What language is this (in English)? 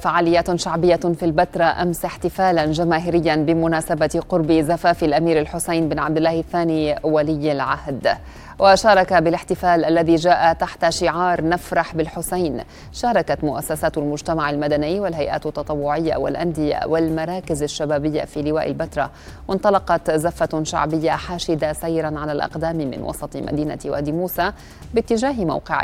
Arabic